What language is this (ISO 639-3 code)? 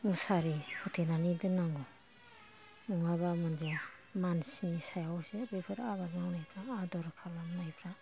brx